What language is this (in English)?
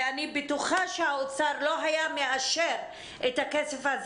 Hebrew